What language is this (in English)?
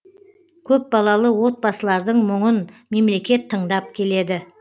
Kazakh